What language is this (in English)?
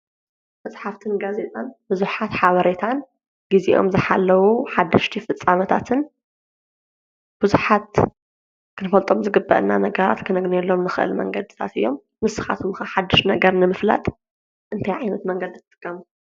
Tigrinya